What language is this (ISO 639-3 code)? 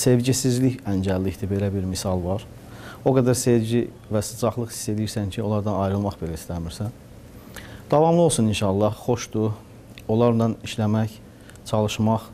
tur